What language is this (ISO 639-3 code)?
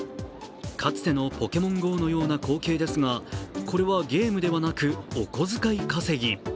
jpn